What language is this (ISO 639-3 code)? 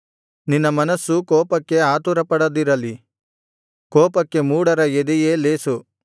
kan